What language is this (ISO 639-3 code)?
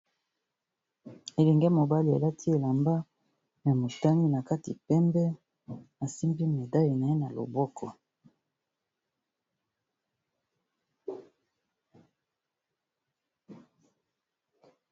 lin